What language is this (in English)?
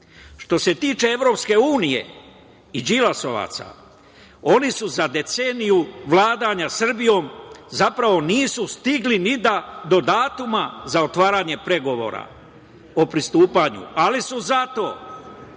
Serbian